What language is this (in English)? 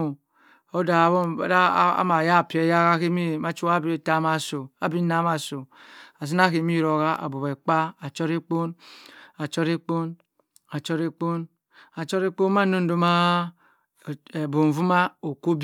Cross River Mbembe